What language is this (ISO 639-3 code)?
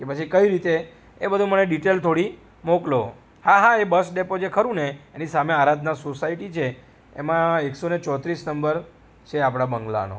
guj